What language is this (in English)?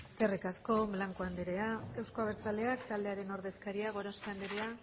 Basque